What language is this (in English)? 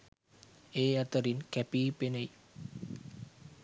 Sinhala